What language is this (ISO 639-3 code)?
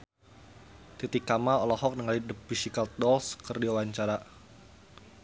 sun